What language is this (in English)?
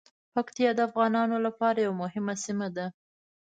Pashto